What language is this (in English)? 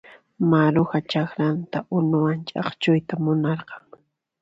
Puno Quechua